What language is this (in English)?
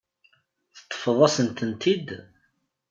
Kabyle